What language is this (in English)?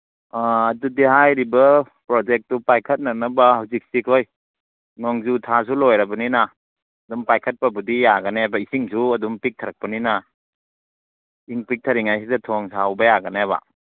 Manipuri